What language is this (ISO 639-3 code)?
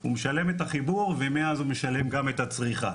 heb